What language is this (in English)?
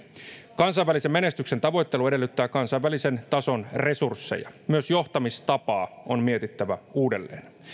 Finnish